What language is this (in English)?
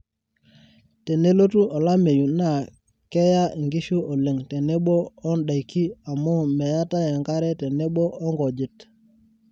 Masai